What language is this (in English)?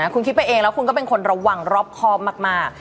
Thai